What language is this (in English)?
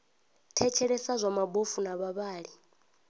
Venda